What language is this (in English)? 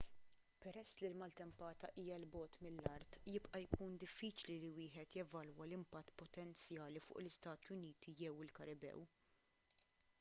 Maltese